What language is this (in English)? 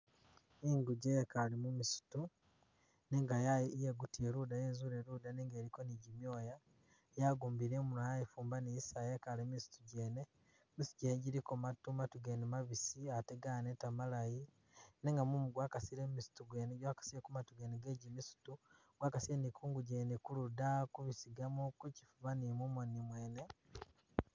Masaaba